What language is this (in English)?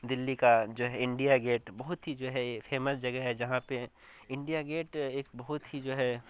Urdu